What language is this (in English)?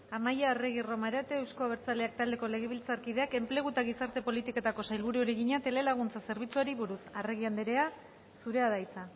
Basque